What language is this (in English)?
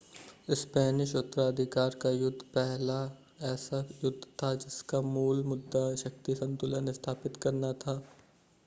Hindi